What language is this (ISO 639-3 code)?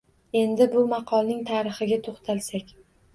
uzb